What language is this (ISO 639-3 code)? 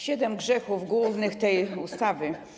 pol